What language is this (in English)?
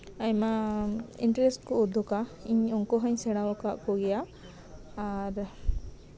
Santali